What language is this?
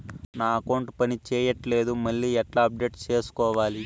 Telugu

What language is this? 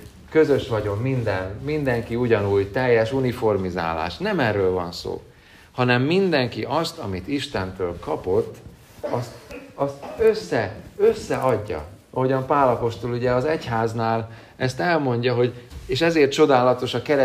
Hungarian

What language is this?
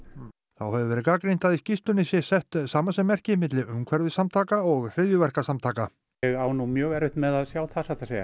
Icelandic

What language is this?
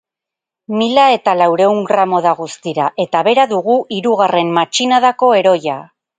Basque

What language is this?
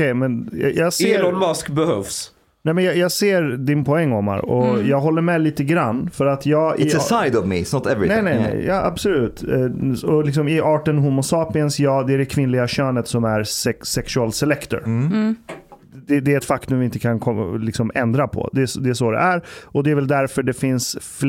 Swedish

